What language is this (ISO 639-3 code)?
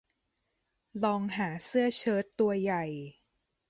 tha